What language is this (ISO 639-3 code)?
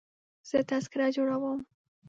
pus